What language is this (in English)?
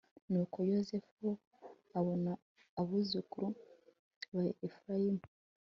Kinyarwanda